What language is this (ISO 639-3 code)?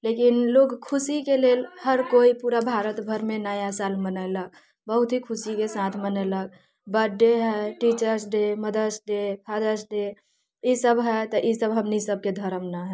mai